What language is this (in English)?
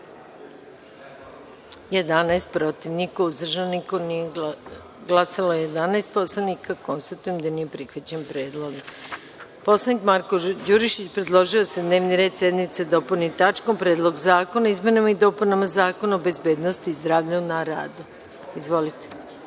Serbian